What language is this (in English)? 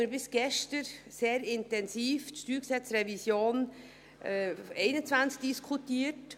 Swiss German